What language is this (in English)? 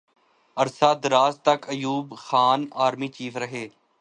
Urdu